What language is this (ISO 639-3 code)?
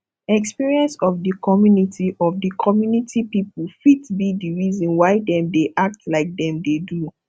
pcm